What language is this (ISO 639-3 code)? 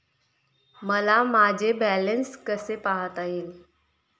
mar